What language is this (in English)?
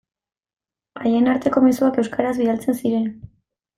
Basque